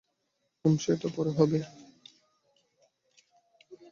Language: Bangla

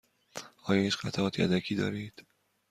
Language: Persian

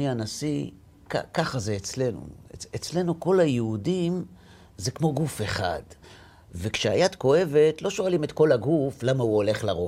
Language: Hebrew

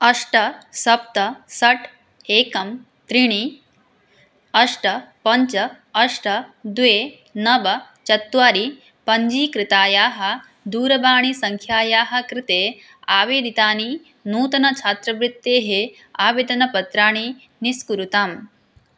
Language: Sanskrit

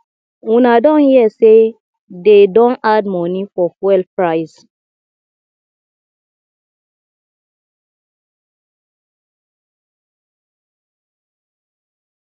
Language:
Nigerian Pidgin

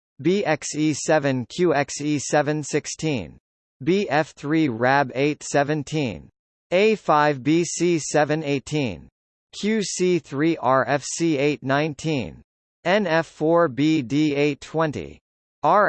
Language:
English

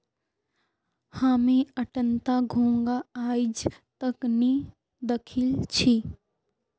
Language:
Magahi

